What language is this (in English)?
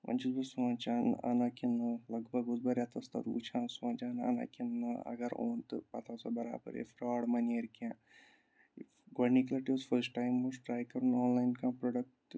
Kashmiri